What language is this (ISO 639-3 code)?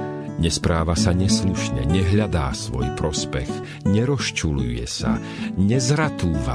slk